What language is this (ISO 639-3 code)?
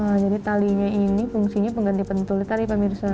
ind